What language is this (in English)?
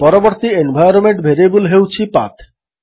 Odia